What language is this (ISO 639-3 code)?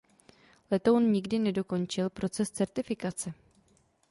ces